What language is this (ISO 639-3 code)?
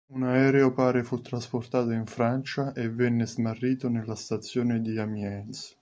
ita